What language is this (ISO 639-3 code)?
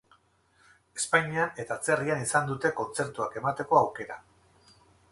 eus